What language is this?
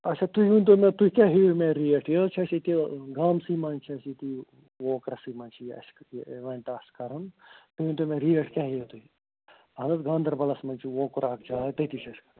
Kashmiri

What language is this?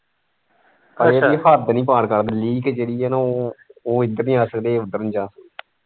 Punjabi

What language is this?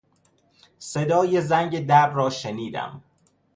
Persian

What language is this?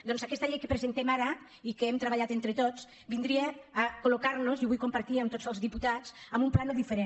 Catalan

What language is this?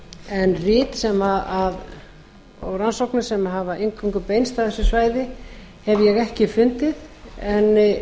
Icelandic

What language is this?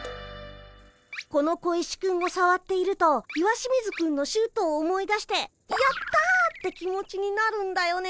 Japanese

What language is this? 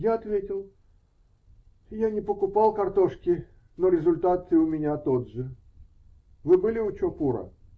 Russian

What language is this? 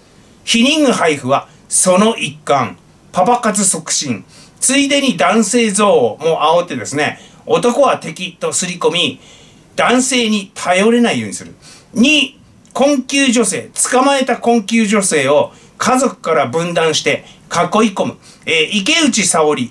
Japanese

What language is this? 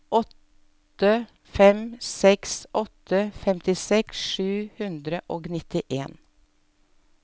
Norwegian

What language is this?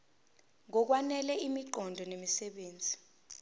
Zulu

